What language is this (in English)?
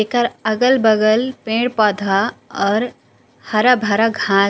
Chhattisgarhi